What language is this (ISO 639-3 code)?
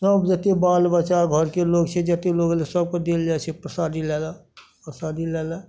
mai